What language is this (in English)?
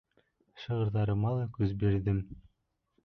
Bashkir